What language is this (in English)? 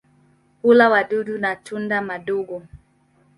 Swahili